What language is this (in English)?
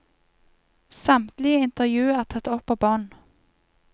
Norwegian